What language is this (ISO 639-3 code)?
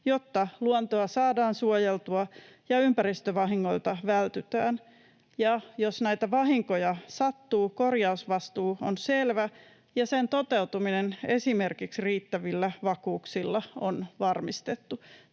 fin